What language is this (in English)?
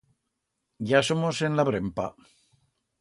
Aragonese